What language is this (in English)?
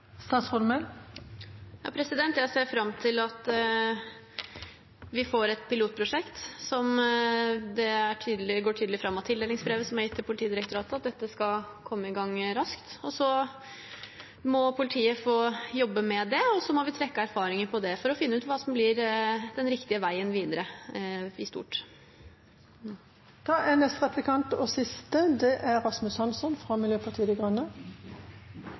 Norwegian Bokmål